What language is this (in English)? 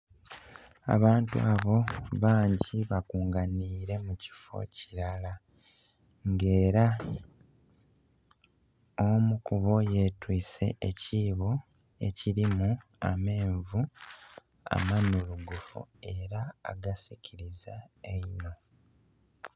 Soga